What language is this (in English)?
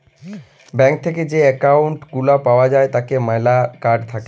Bangla